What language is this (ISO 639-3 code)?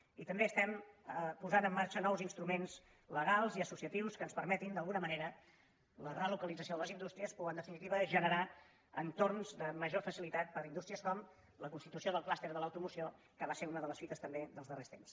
cat